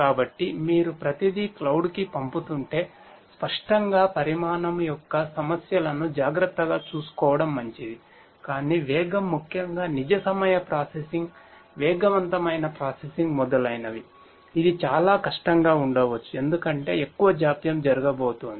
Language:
Telugu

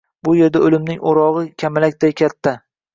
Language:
Uzbek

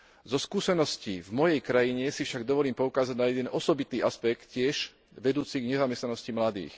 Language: Slovak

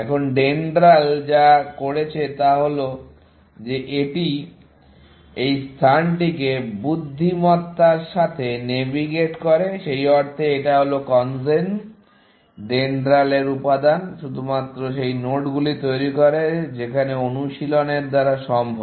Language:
Bangla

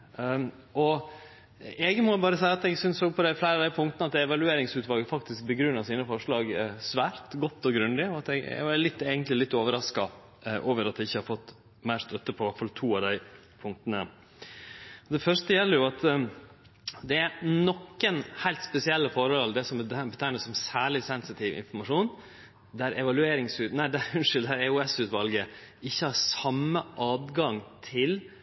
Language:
Norwegian Nynorsk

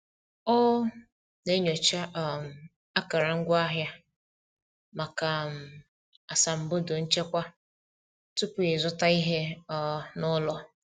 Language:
Igbo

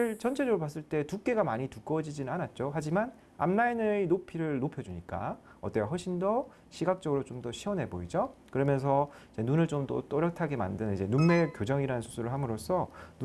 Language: Korean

